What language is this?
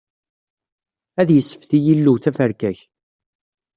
Kabyle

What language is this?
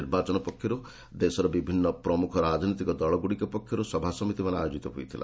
Odia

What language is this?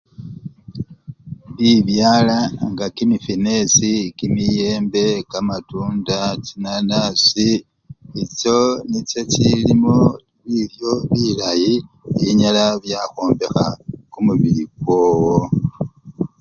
Luyia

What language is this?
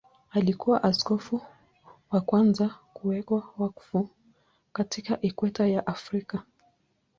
Swahili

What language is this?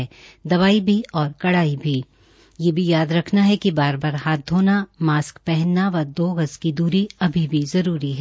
Hindi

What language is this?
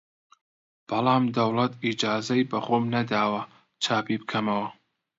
Central Kurdish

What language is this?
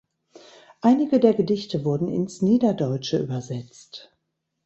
German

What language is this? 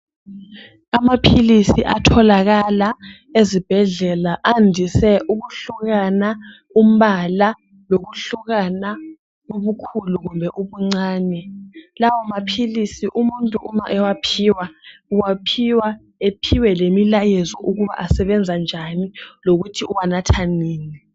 North Ndebele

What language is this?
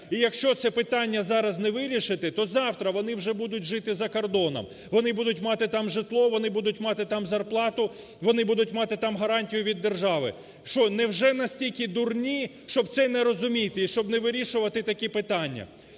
Ukrainian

